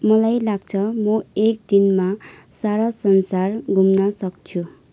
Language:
Nepali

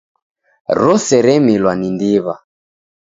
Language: Taita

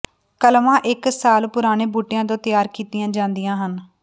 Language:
Punjabi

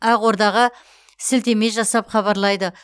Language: Kazakh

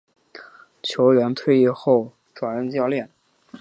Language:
Chinese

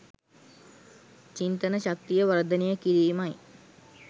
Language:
Sinhala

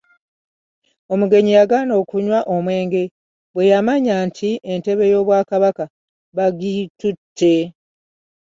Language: Ganda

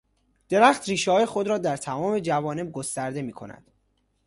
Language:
Persian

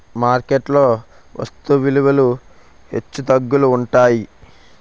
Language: Telugu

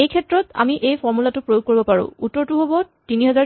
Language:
Assamese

